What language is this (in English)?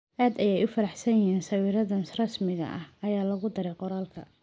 Somali